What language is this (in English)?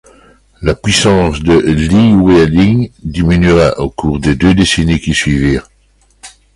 French